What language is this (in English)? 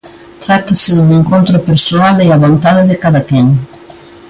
Galician